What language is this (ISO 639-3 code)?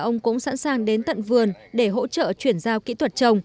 vie